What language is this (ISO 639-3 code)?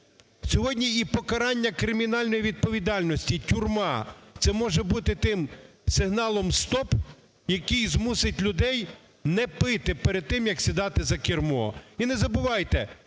ukr